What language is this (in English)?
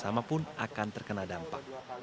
Indonesian